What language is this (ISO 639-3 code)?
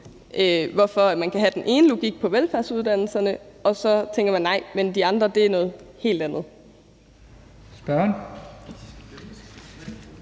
dan